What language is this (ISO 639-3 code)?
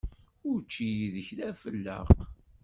kab